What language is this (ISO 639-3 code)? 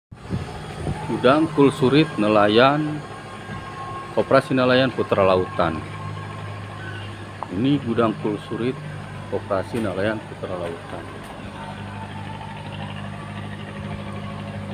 ind